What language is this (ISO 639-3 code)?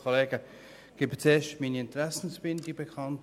gsw